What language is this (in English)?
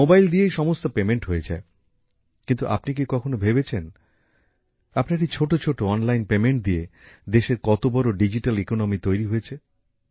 Bangla